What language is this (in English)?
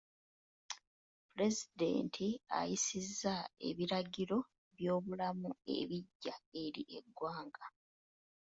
Ganda